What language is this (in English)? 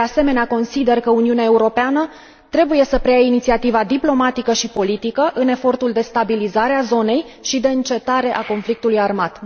Romanian